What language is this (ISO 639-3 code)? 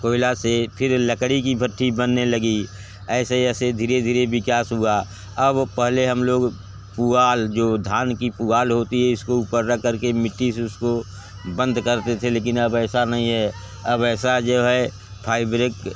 hin